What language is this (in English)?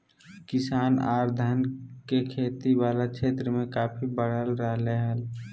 Magahi